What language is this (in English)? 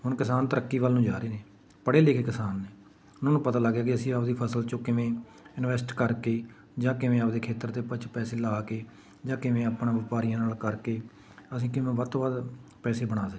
Punjabi